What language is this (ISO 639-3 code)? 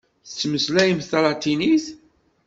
kab